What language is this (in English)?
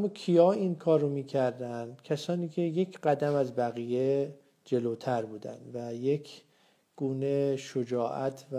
Persian